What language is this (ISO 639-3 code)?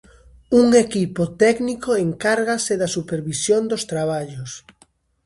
glg